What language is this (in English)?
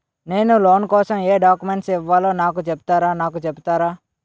Telugu